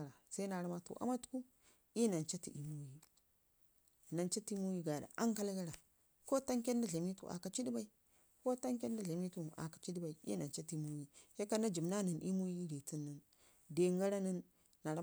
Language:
Ngizim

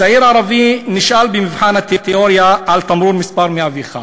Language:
Hebrew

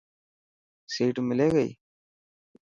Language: Dhatki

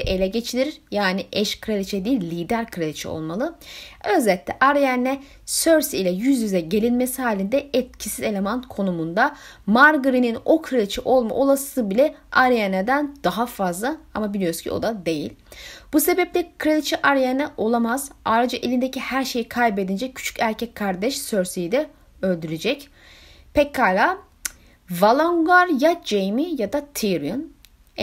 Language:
Turkish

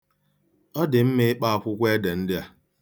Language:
Igbo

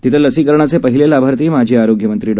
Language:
Marathi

